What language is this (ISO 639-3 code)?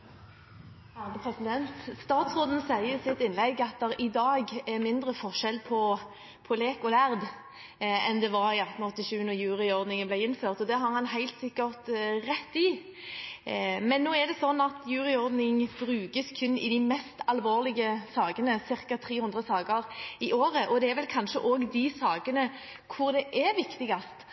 nob